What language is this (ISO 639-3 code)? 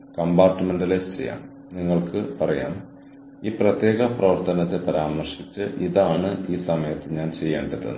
mal